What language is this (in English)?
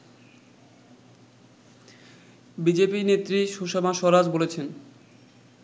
Bangla